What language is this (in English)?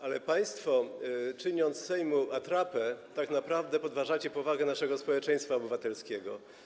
Polish